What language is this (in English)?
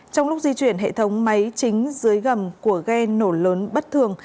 Vietnamese